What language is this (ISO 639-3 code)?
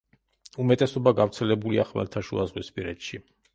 kat